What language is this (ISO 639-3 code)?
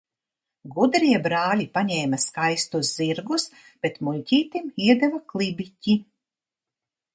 lav